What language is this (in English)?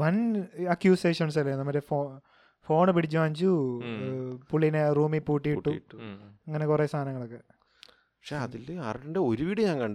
Malayalam